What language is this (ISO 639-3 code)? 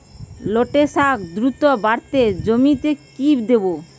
ben